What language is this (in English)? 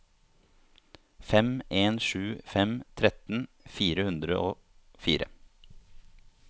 Norwegian